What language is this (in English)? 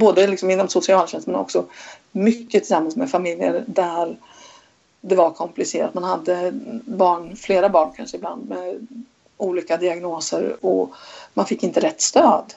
Swedish